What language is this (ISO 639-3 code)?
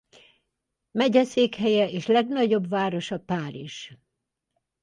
hun